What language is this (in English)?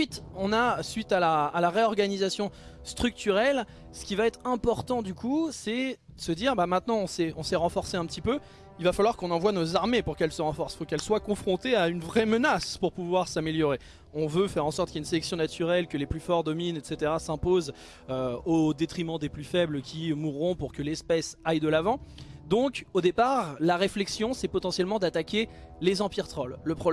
French